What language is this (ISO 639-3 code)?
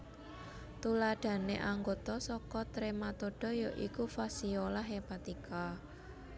jav